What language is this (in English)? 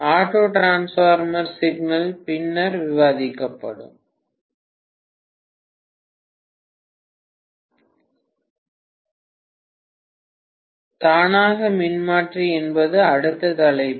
Tamil